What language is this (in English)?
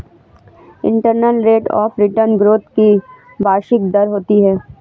Hindi